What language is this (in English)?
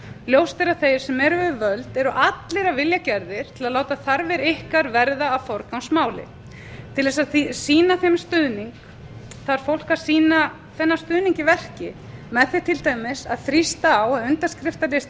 Icelandic